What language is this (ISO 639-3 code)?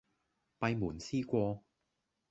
yue